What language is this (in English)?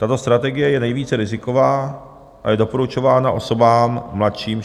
Czech